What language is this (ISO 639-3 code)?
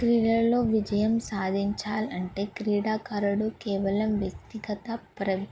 tel